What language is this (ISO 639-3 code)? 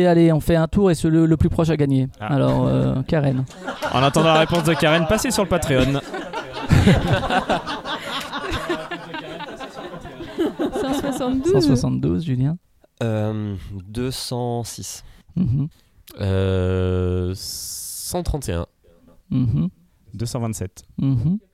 fra